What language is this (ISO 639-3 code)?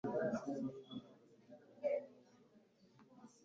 kin